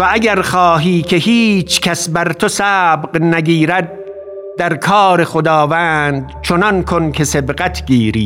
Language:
Persian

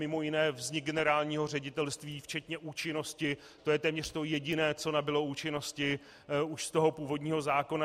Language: Czech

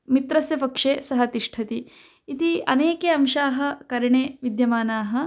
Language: Sanskrit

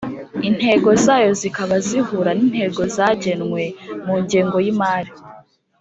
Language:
Kinyarwanda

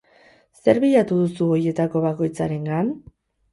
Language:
Basque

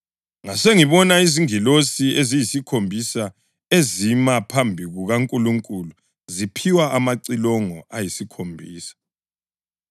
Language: North Ndebele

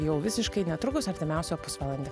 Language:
Lithuanian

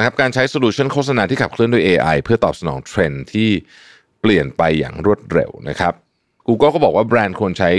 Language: Thai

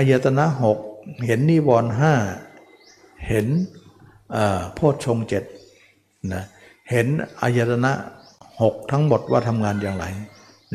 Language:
Thai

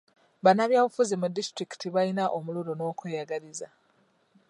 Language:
Ganda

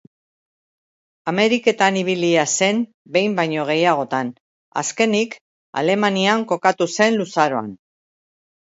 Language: Basque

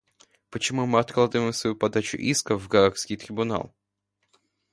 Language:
Russian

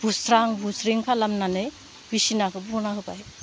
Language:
Bodo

